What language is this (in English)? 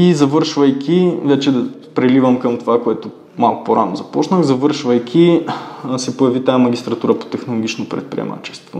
Bulgarian